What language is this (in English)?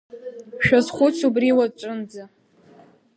Abkhazian